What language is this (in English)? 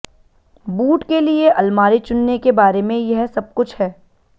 Hindi